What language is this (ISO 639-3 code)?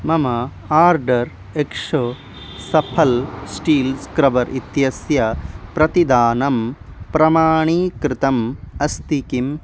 san